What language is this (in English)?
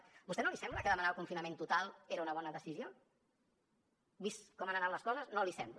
Catalan